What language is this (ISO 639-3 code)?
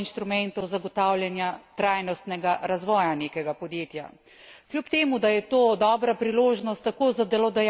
slv